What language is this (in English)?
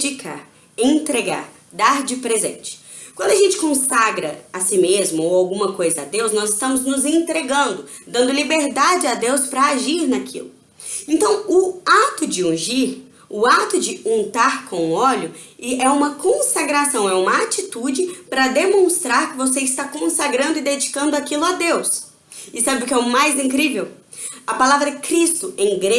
Portuguese